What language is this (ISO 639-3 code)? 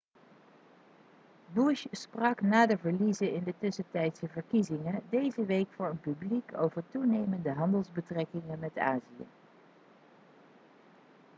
nld